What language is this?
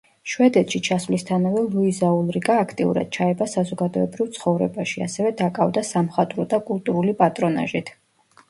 Georgian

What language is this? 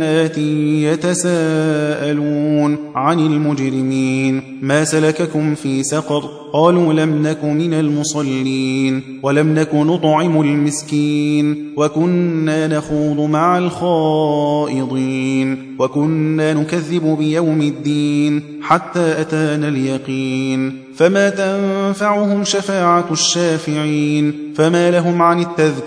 Arabic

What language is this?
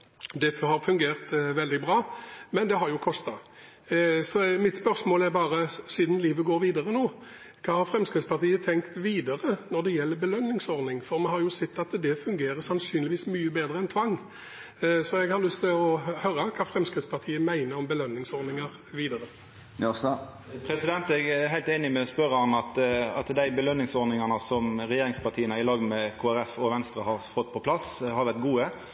Norwegian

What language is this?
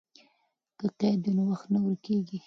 Pashto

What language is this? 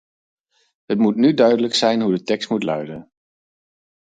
Dutch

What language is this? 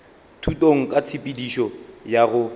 Northern Sotho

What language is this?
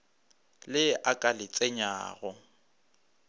Northern Sotho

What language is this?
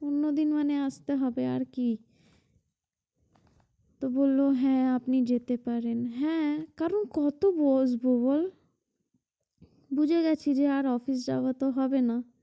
Bangla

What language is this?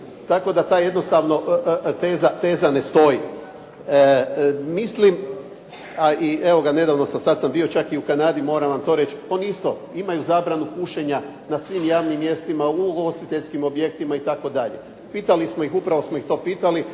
Croatian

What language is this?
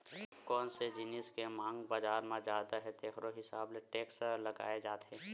Chhattisgarhi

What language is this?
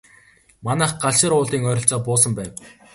Mongolian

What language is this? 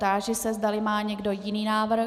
Czech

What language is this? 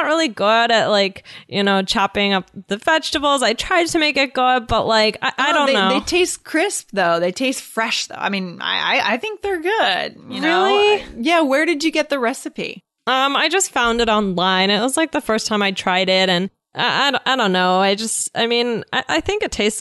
English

